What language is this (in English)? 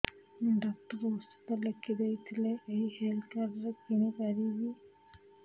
Odia